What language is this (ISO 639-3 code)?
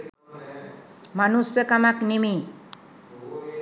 sin